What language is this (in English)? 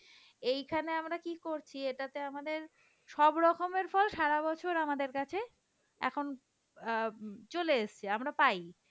Bangla